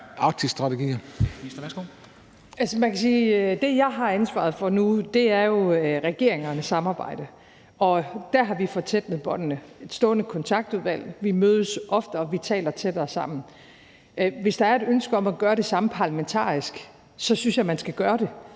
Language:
Danish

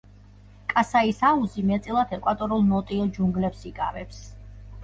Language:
Georgian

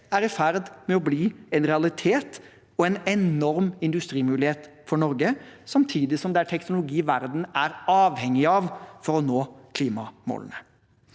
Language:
Norwegian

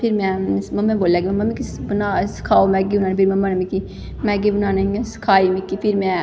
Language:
Dogri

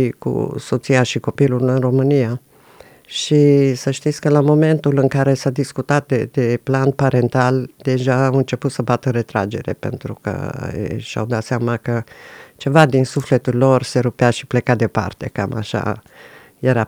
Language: Romanian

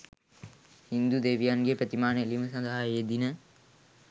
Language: Sinhala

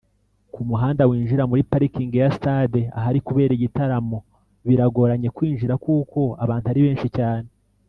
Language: Kinyarwanda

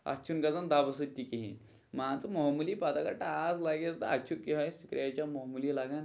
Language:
Kashmiri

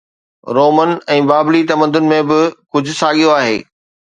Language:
Sindhi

